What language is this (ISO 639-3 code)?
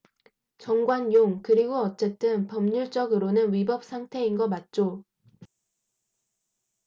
kor